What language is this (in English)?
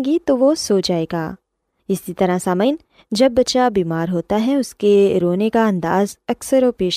Urdu